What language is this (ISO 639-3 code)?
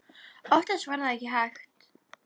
isl